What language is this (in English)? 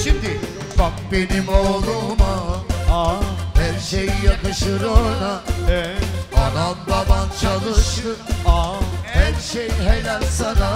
Turkish